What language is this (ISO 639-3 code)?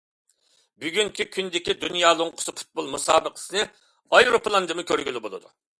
uig